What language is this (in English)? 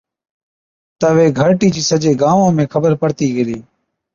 Od